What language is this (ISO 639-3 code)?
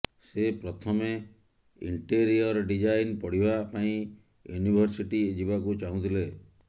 ori